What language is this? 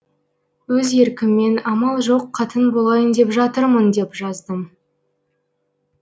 Kazakh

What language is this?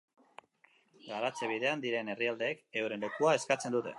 Basque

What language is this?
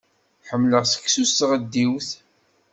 Kabyle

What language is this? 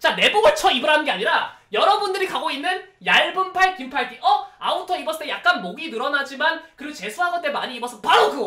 Korean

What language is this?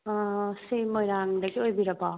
Manipuri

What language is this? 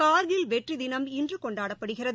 Tamil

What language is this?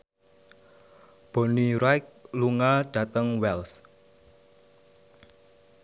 Javanese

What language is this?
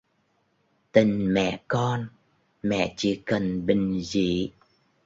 Vietnamese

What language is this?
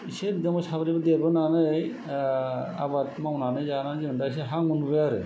Bodo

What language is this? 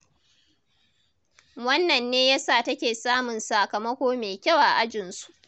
Hausa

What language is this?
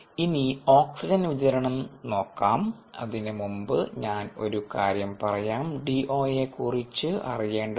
Malayalam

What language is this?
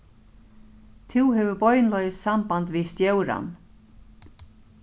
Faroese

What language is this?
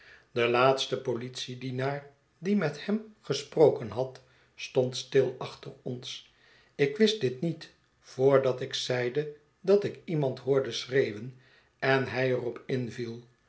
Dutch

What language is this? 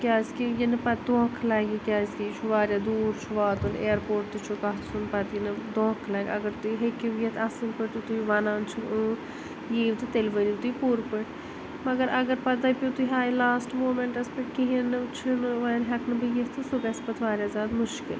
Kashmiri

